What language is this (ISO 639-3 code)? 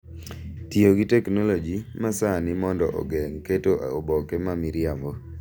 luo